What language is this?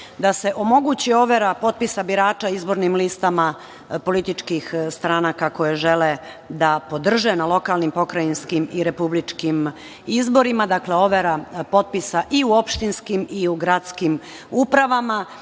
Serbian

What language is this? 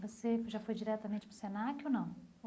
Portuguese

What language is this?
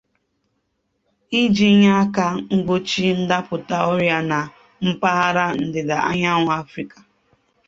Igbo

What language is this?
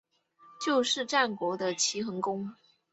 Chinese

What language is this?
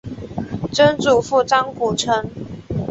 Chinese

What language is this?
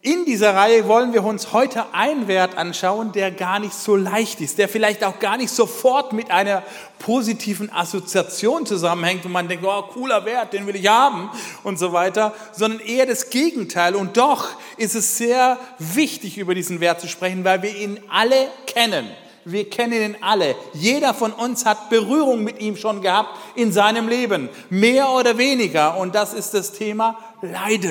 German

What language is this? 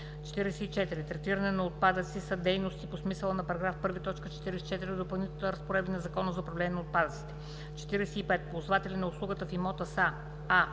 Bulgarian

